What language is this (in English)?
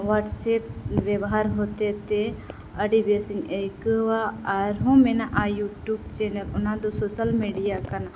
Santali